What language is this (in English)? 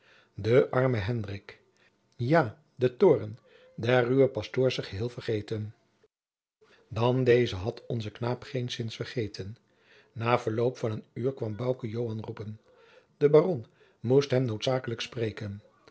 Dutch